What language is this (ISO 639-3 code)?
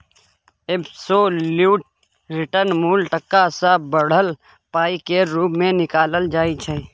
mai